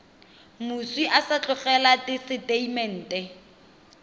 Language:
Tswana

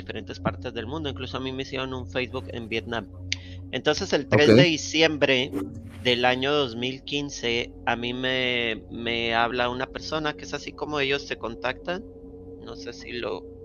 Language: Spanish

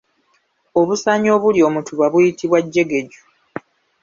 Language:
Ganda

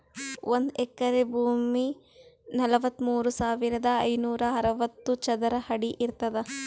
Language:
Kannada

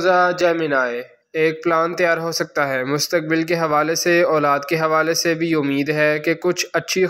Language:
Hindi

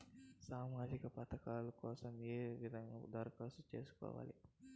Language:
Telugu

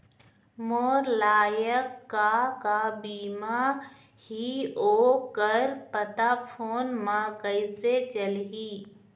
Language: Chhattisgarhi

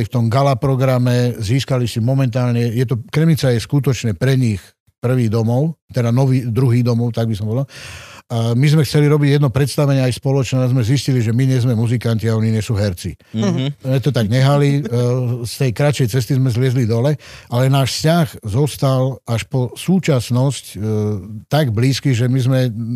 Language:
Slovak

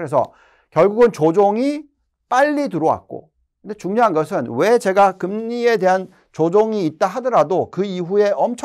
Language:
Korean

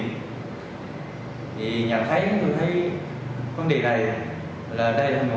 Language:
Vietnamese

